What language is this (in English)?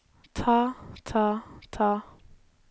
Norwegian